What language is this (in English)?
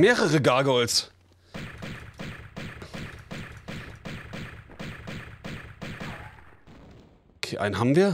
German